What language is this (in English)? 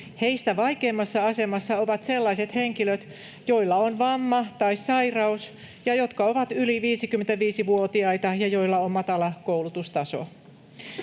Finnish